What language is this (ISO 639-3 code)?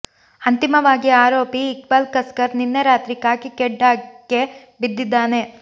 kan